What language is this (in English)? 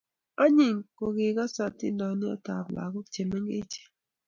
Kalenjin